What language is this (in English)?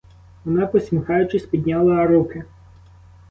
Ukrainian